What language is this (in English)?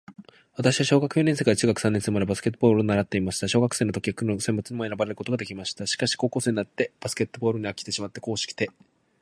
Japanese